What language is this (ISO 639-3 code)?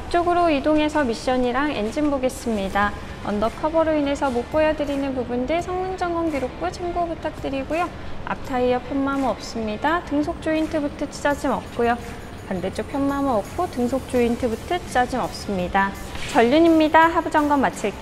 kor